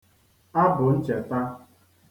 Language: Igbo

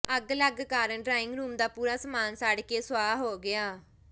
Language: Punjabi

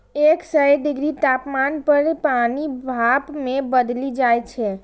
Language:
Maithili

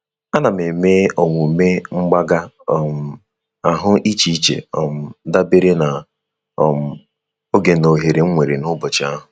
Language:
Igbo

